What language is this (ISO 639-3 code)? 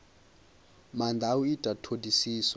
ven